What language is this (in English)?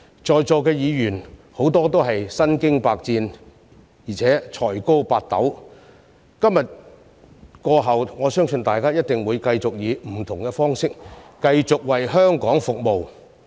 Cantonese